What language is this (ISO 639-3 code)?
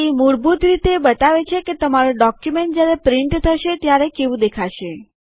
guj